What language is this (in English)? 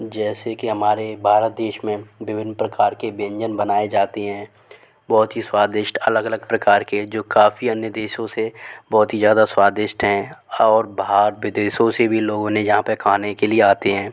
Hindi